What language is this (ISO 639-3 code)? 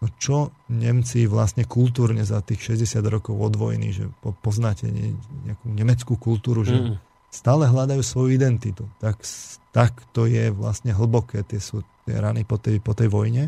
slk